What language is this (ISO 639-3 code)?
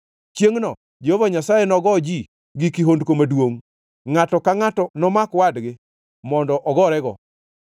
luo